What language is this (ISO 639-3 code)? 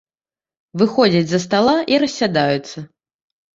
bel